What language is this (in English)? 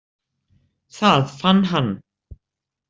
Icelandic